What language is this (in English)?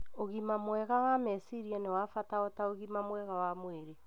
Kikuyu